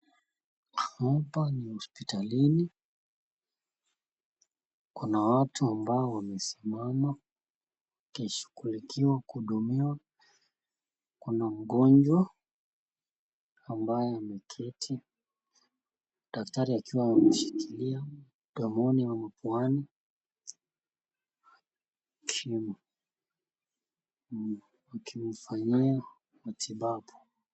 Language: Swahili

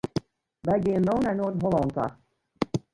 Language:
Western Frisian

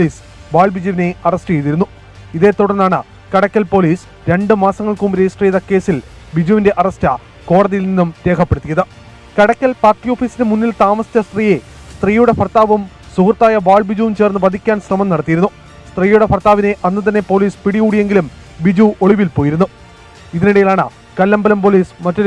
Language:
Turkish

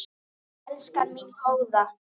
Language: Icelandic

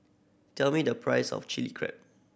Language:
English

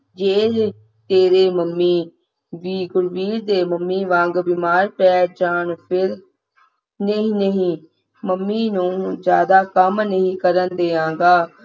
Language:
Punjabi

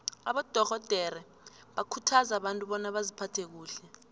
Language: South Ndebele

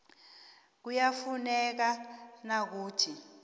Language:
South Ndebele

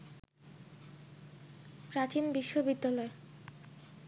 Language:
Bangla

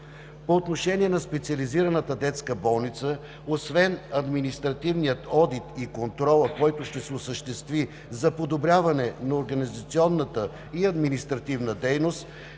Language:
Bulgarian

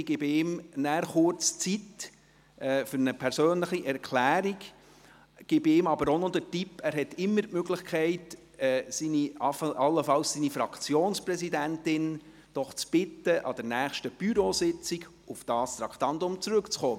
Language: Swiss German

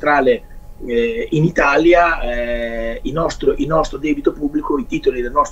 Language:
Italian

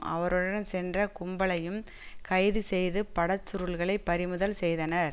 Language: Tamil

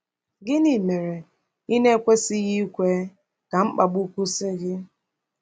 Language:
Igbo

